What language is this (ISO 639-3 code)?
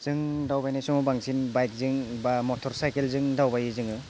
brx